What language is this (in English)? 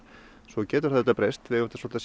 Icelandic